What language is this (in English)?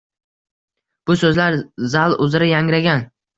Uzbek